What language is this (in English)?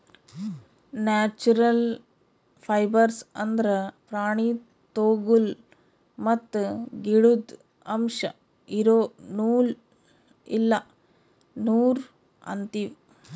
Kannada